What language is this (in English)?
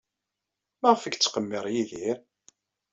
Kabyle